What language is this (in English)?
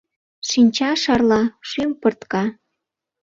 Mari